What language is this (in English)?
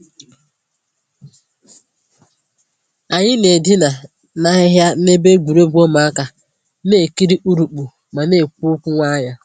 Igbo